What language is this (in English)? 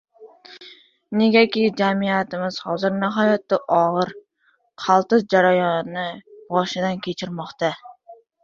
Uzbek